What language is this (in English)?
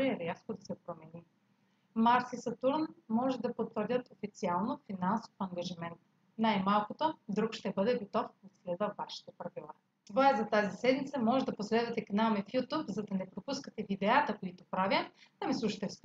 Bulgarian